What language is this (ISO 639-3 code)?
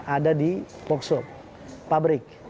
ind